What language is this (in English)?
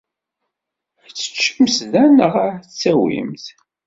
Kabyle